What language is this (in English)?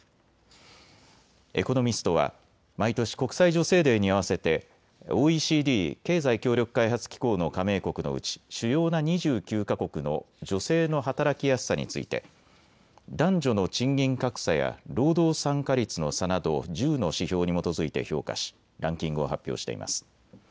Japanese